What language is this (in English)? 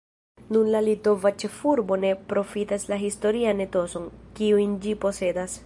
Esperanto